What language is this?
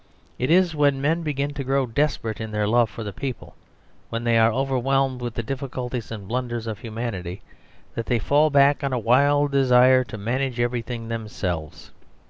English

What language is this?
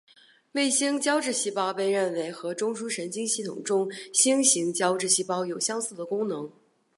Chinese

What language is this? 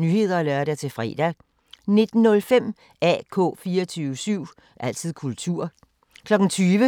Danish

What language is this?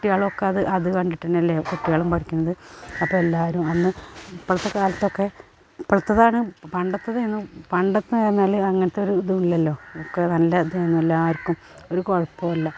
Malayalam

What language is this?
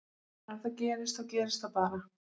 Icelandic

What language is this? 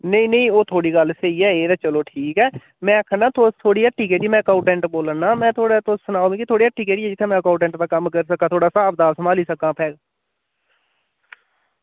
Dogri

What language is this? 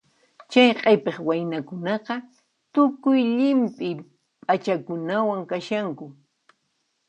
Puno Quechua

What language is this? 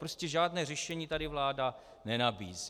Czech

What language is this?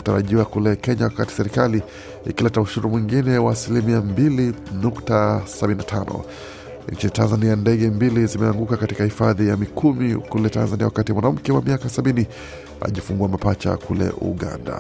Swahili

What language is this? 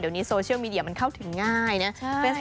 Thai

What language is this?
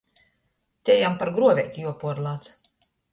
Latgalian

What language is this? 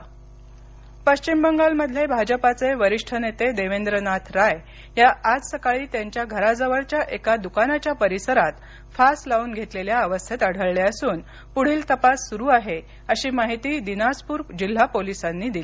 Marathi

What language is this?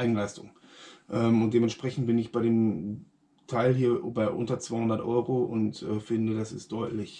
German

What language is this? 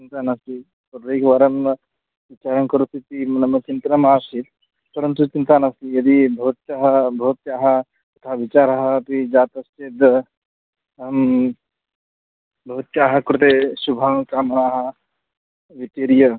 Sanskrit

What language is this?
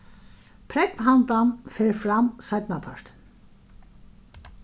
Faroese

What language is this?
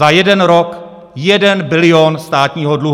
Czech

